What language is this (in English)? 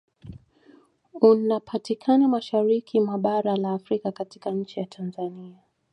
Swahili